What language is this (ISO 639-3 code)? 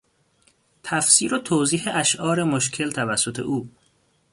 fas